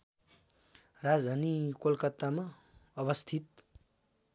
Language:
Nepali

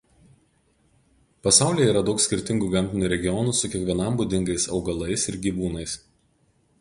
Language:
Lithuanian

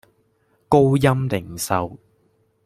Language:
Cantonese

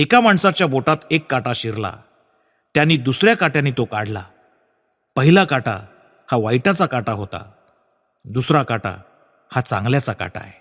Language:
Marathi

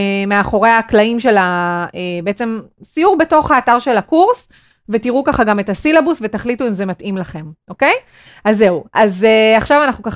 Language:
Hebrew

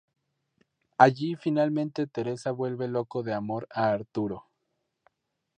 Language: Spanish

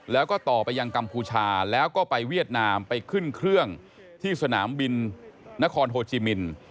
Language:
Thai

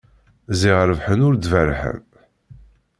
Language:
Kabyle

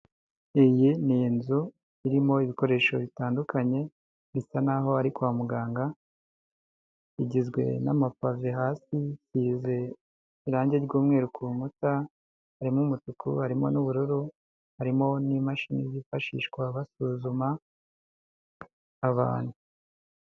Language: Kinyarwanda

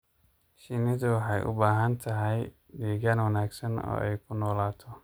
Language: Somali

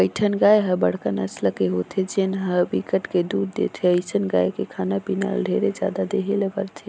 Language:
Chhattisgarhi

